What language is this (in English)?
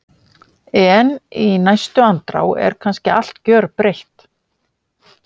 Icelandic